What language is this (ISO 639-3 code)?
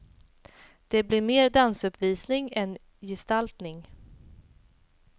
swe